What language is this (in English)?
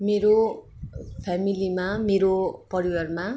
Nepali